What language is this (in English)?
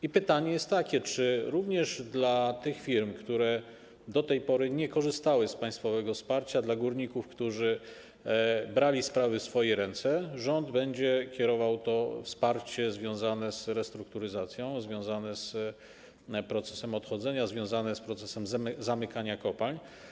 Polish